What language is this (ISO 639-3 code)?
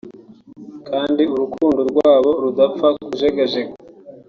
kin